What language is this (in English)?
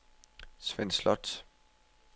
Danish